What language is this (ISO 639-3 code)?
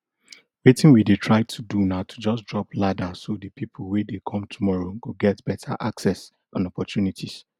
pcm